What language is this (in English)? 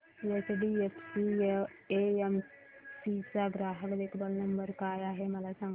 Marathi